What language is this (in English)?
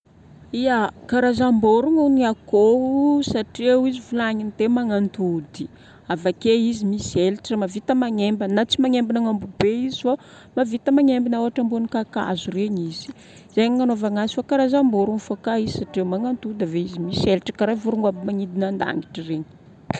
Northern Betsimisaraka Malagasy